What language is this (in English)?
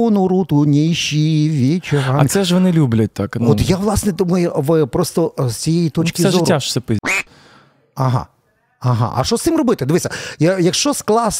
Ukrainian